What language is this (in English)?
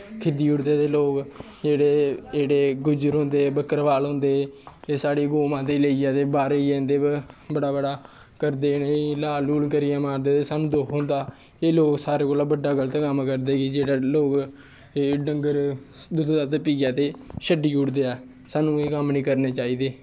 Dogri